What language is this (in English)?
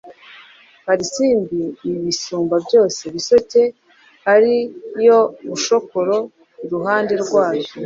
Kinyarwanda